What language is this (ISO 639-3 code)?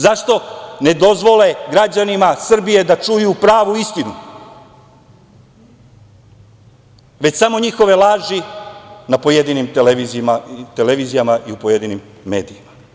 srp